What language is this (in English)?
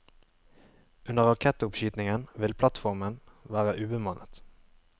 Norwegian